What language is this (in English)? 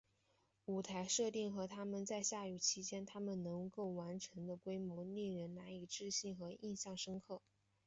Chinese